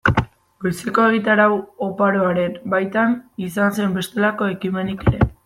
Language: Basque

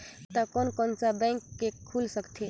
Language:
Chhattisgarhi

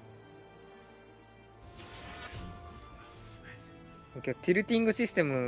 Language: Japanese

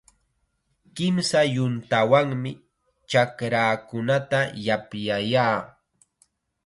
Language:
Chiquián Ancash Quechua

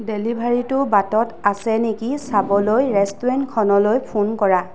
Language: Assamese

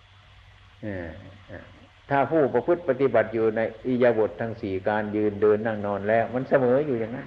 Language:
Thai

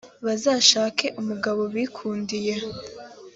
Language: Kinyarwanda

